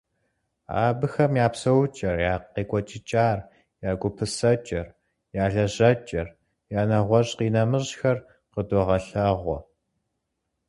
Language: Kabardian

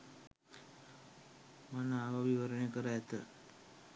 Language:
Sinhala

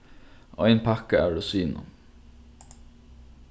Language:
Faroese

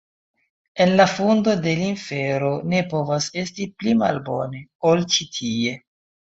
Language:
Esperanto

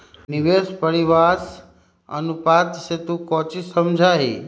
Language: Magahi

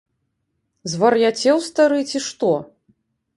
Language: Belarusian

